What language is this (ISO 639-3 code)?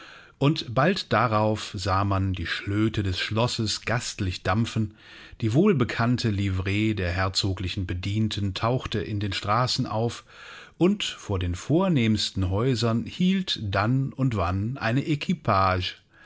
deu